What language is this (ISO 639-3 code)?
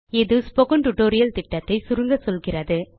tam